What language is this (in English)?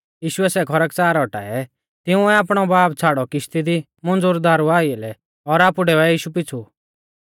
Mahasu Pahari